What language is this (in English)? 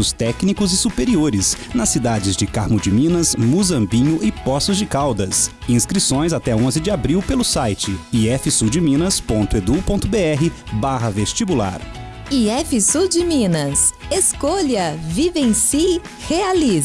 Portuguese